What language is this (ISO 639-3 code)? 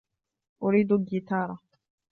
ara